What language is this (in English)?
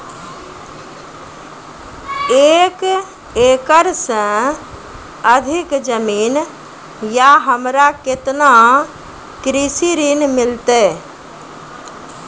Maithili